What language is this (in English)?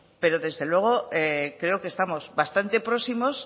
Spanish